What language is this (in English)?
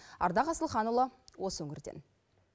Kazakh